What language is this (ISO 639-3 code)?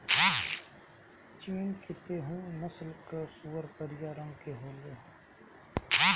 bho